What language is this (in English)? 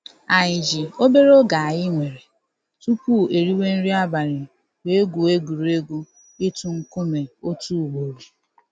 Igbo